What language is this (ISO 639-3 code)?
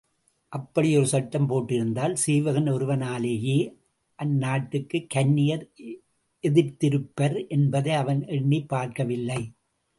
tam